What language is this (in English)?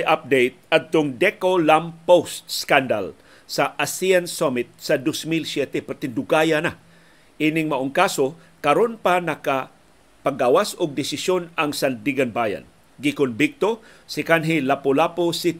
Filipino